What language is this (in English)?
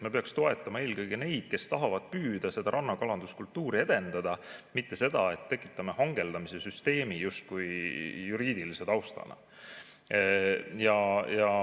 Estonian